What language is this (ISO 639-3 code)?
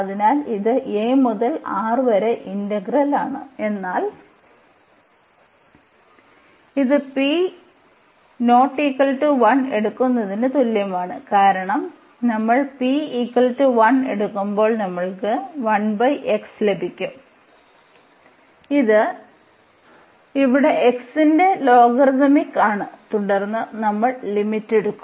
mal